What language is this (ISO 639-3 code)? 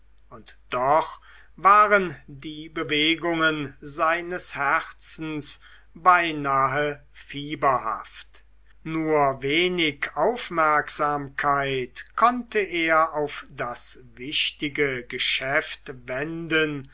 deu